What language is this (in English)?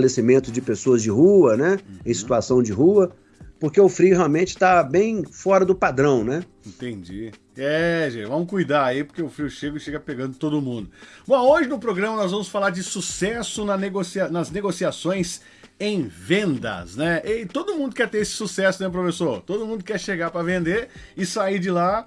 Portuguese